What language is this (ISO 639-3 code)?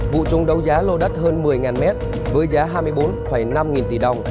vie